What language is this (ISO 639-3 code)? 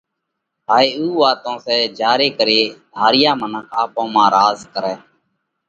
kvx